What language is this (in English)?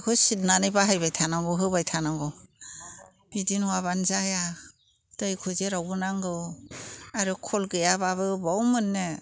Bodo